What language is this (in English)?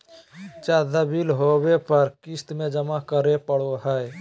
Magahi